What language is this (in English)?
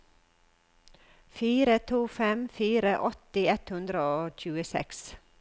Norwegian